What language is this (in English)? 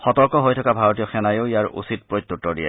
Assamese